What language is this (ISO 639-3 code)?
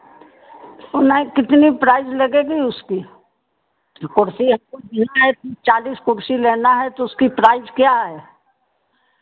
hin